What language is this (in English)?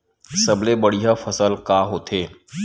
Chhattisgarhi